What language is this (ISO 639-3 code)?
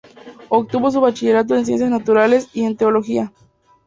spa